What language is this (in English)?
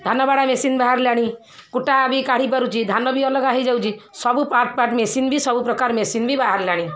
Odia